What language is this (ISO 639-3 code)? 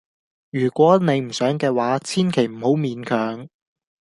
yue